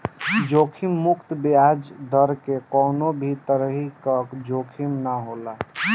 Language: Bhojpuri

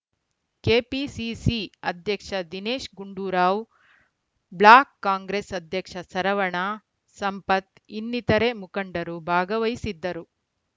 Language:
Kannada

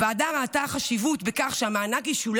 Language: Hebrew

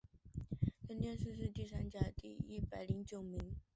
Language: Chinese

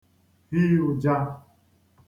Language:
Igbo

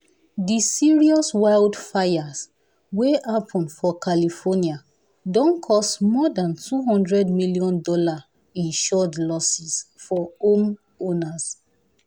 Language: Nigerian Pidgin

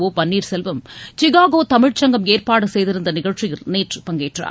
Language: Tamil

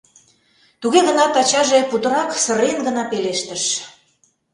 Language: Mari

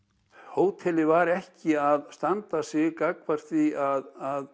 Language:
Icelandic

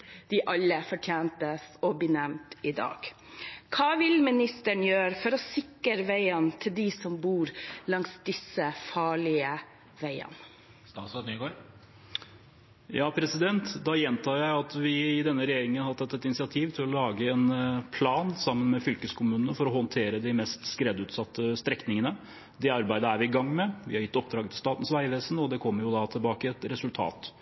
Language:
Norwegian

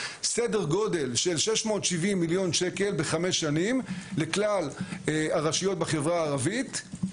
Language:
Hebrew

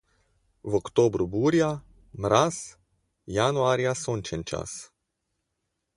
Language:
Slovenian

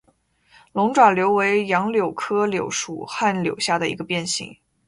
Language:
Chinese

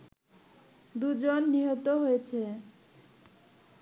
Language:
Bangla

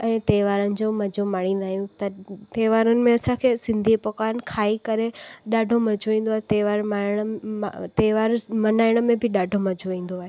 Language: Sindhi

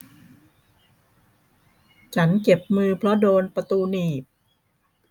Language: Thai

